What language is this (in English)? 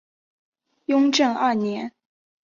Chinese